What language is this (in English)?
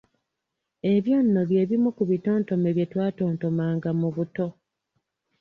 Ganda